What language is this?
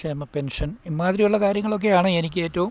Malayalam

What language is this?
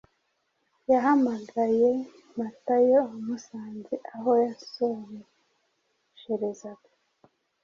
Kinyarwanda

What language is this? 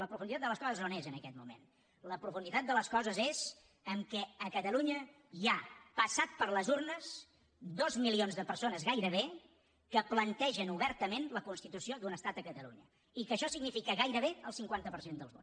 Catalan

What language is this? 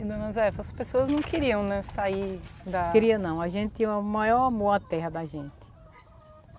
Portuguese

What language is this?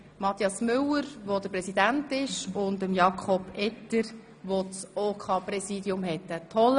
Swiss German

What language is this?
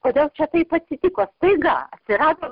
Lithuanian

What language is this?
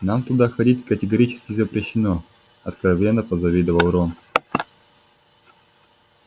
Russian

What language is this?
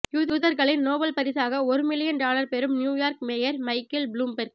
Tamil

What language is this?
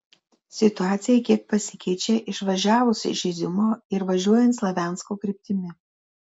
Lithuanian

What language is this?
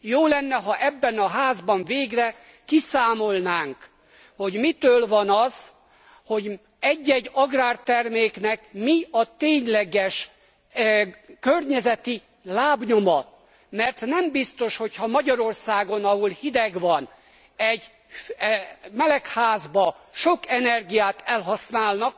Hungarian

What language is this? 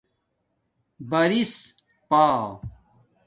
Domaaki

